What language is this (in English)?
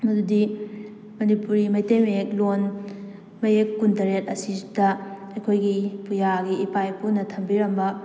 Manipuri